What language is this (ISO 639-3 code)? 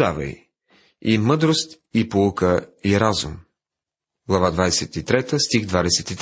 bul